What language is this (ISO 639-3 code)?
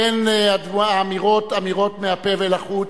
heb